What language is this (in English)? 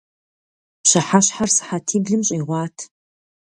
Kabardian